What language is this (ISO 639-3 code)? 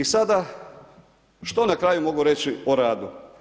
hrv